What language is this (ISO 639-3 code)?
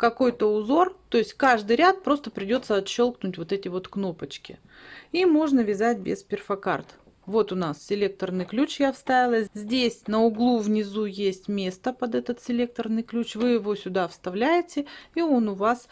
rus